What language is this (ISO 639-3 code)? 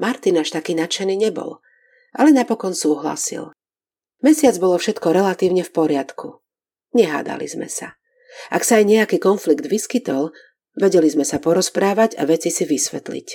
slk